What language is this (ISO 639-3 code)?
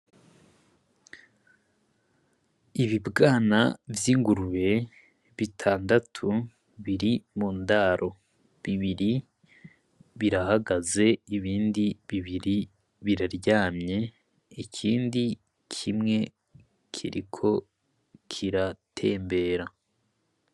run